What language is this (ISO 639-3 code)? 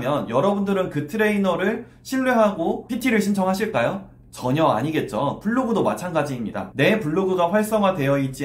kor